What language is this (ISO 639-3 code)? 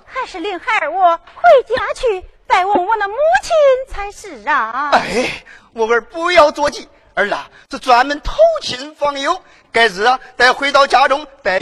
zho